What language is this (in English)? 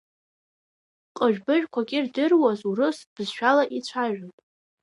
Abkhazian